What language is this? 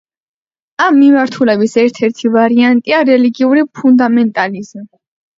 Georgian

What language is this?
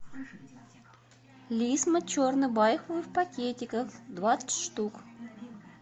Russian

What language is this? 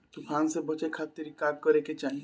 Bhojpuri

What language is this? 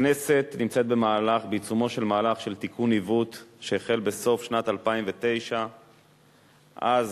Hebrew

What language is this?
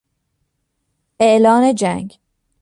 Persian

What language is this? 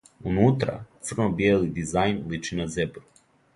Serbian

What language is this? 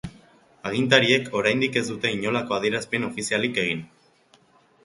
Basque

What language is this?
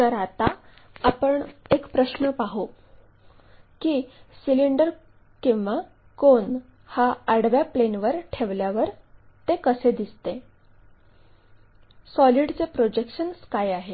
Marathi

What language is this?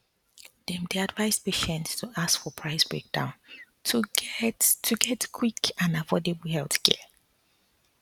Nigerian Pidgin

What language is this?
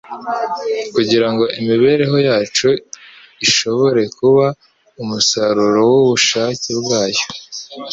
Kinyarwanda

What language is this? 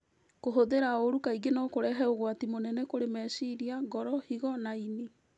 Kikuyu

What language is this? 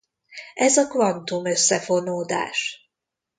Hungarian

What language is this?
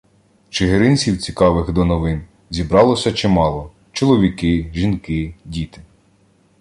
Ukrainian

